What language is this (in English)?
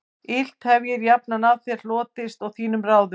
Icelandic